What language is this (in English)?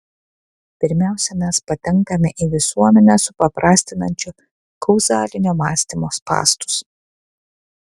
Lithuanian